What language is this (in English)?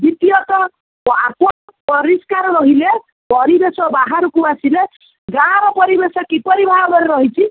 Odia